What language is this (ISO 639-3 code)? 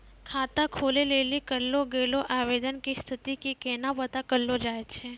mai